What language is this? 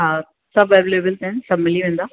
Sindhi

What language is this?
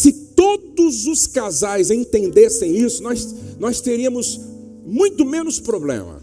Portuguese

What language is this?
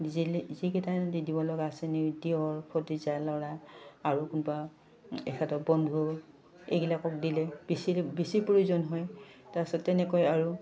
Assamese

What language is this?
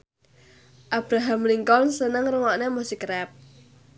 Javanese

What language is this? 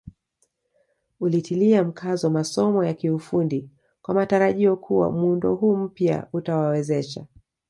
Swahili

